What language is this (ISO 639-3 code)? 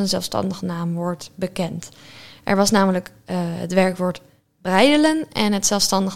nld